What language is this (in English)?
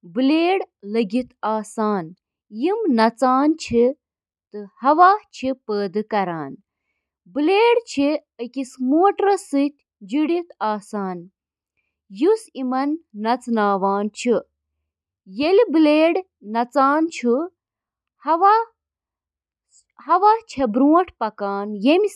Kashmiri